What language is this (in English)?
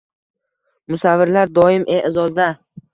Uzbek